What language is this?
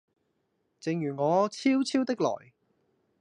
Cantonese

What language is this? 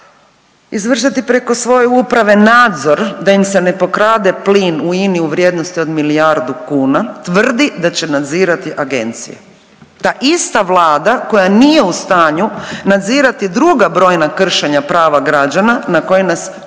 Croatian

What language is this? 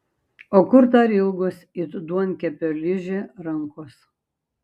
Lithuanian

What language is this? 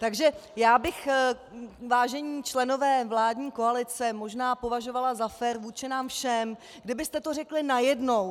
Czech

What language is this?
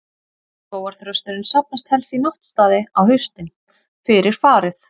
Icelandic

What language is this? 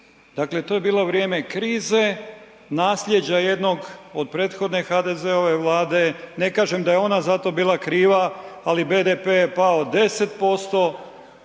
Croatian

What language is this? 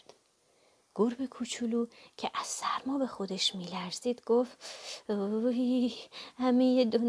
Persian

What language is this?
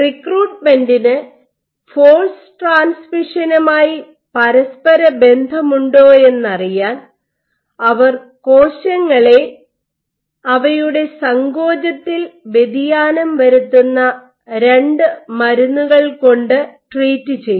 Malayalam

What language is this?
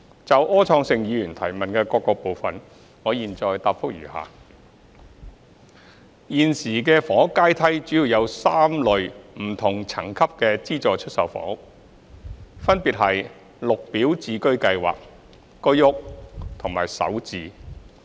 Cantonese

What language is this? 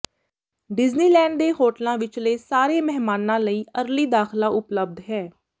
Punjabi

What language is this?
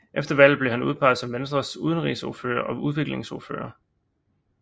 Danish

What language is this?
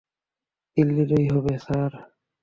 Bangla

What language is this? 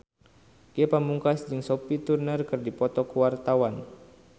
Sundanese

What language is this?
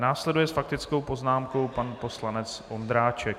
Czech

